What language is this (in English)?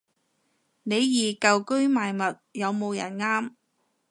Cantonese